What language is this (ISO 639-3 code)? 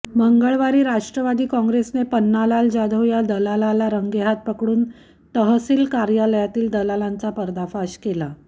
mar